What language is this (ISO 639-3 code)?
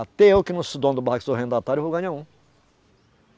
por